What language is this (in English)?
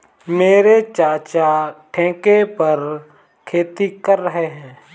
Hindi